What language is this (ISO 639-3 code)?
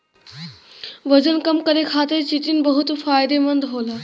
bho